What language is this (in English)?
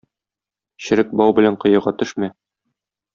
Tatar